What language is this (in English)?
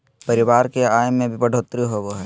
Magahi